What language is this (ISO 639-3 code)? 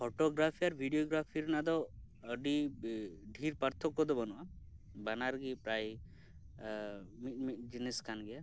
sat